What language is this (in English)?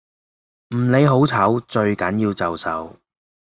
Cantonese